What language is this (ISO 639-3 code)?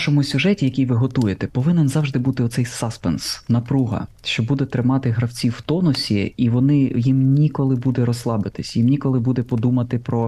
ukr